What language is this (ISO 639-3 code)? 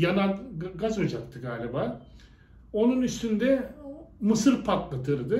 tur